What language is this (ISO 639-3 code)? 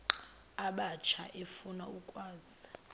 xho